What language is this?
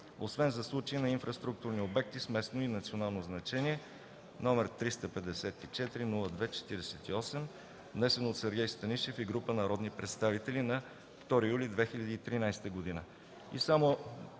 Bulgarian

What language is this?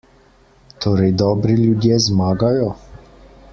Slovenian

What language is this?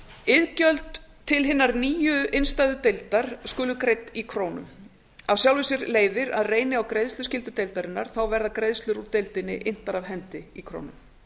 Icelandic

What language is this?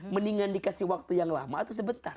Indonesian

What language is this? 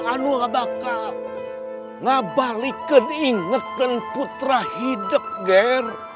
Indonesian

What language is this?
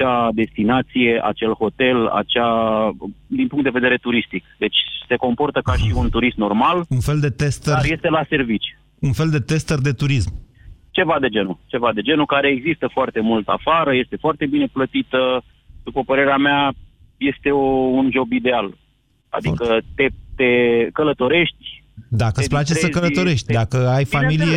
Romanian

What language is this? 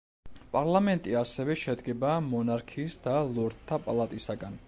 Georgian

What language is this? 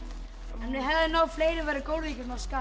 Icelandic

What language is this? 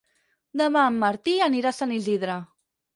Catalan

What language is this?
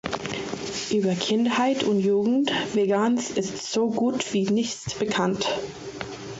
German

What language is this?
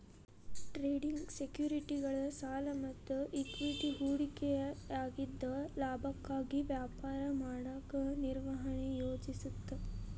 Kannada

